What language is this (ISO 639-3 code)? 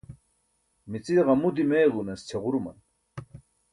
bsk